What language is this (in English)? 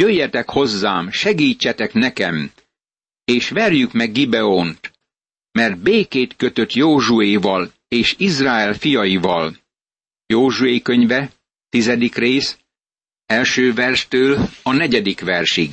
Hungarian